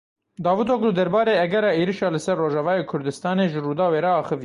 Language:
Kurdish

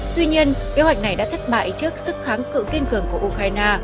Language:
Vietnamese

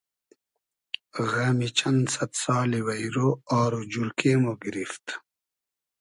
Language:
Hazaragi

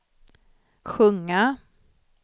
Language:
Swedish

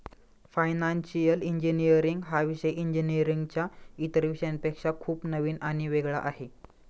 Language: Marathi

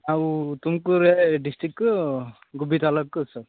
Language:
Kannada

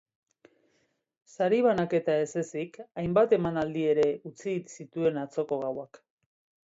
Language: Basque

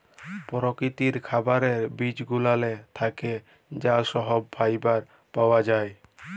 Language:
Bangla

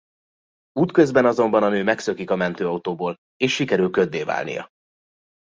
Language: Hungarian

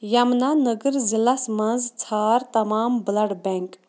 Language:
Kashmiri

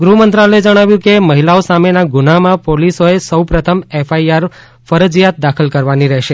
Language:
Gujarati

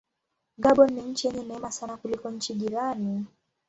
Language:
Swahili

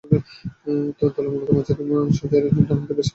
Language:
Bangla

